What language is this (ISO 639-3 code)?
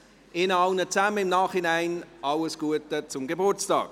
gsw